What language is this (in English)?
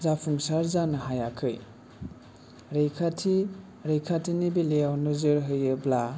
Bodo